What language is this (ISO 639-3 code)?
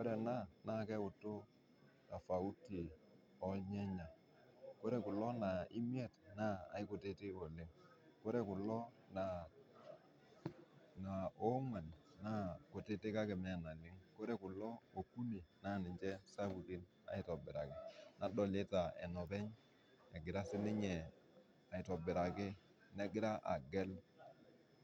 mas